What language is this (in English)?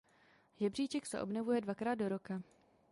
Czech